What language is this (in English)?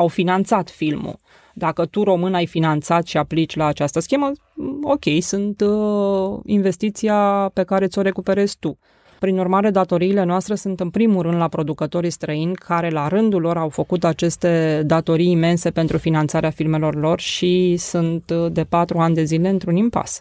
Romanian